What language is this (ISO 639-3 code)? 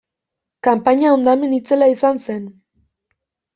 eus